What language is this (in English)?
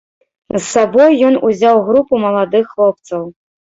Belarusian